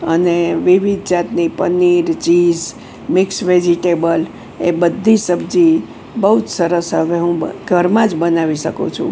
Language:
Gujarati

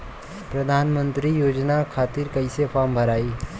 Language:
Bhojpuri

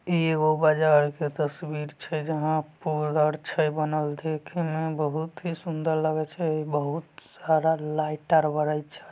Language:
Magahi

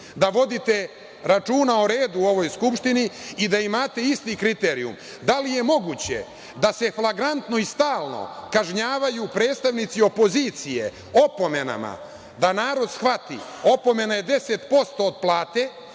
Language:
Serbian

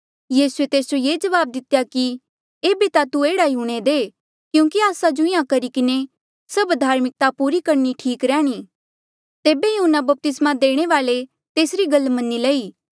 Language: Mandeali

